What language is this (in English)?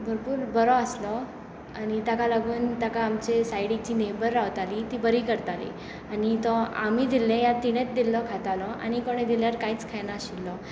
Konkani